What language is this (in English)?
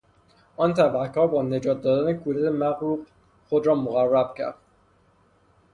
Persian